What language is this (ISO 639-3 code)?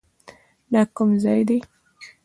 pus